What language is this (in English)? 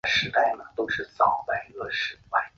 Chinese